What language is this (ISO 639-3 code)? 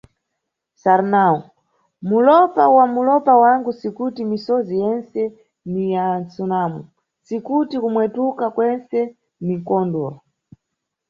nyu